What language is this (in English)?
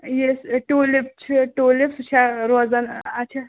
Kashmiri